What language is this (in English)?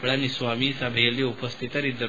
Kannada